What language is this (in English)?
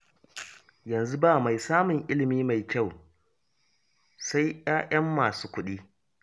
Hausa